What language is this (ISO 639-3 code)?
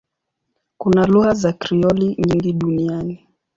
swa